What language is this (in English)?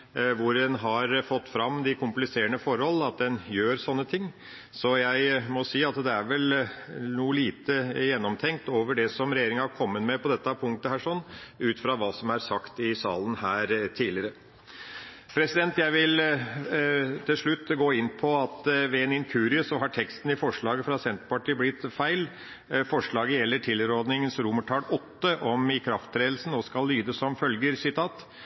Norwegian Bokmål